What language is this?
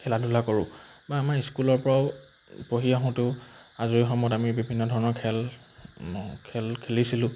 Assamese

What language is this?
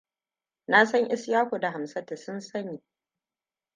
Hausa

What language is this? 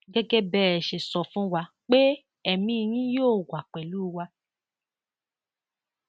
Yoruba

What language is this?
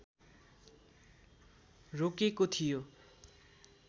Nepali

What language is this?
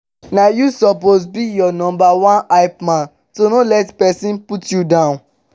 Nigerian Pidgin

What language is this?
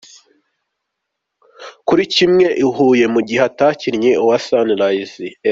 Kinyarwanda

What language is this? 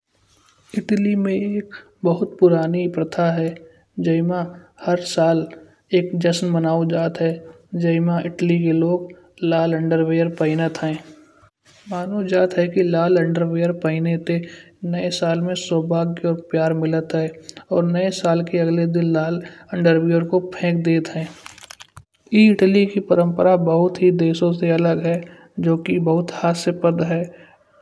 Kanauji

